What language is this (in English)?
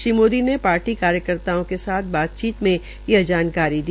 Hindi